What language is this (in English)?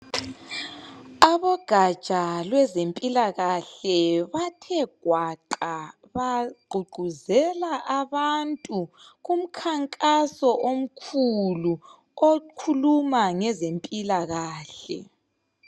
North Ndebele